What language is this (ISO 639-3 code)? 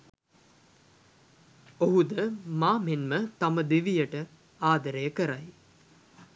sin